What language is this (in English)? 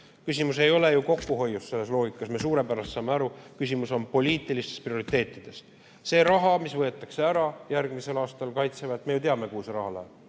Estonian